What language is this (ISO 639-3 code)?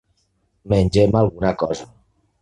cat